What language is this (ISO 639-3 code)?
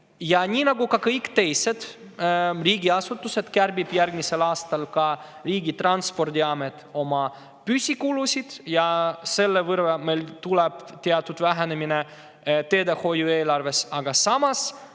est